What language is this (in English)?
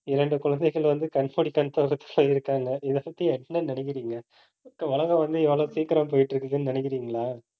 Tamil